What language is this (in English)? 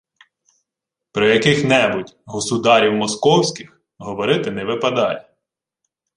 Ukrainian